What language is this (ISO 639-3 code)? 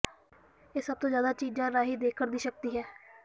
pan